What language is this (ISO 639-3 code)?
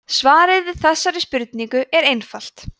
isl